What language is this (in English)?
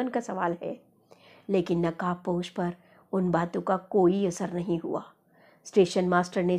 Hindi